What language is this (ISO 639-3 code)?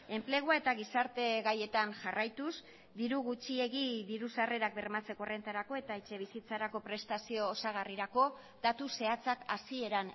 eus